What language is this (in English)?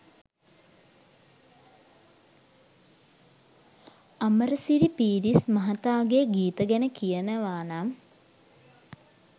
Sinhala